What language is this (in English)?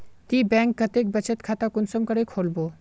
Magahi